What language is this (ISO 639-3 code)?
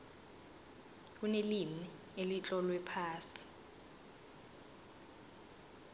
nbl